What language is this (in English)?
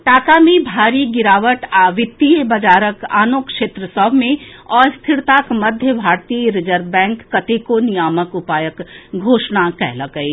Maithili